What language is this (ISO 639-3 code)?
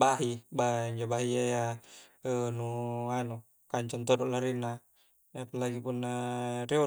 kjc